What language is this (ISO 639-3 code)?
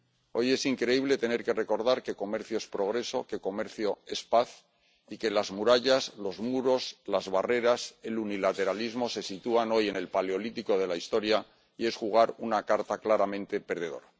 spa